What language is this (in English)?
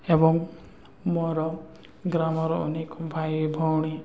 Odia